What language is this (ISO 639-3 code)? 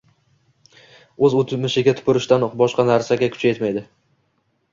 uzb